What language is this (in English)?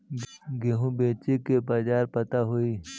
Bhojpuri